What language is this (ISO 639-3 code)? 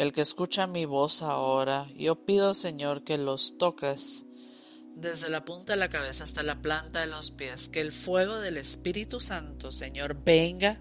spa